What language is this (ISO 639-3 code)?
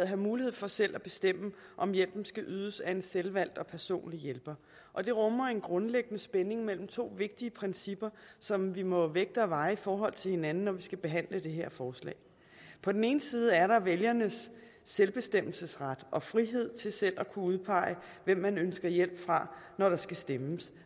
dan